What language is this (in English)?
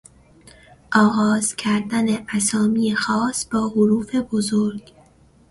Persian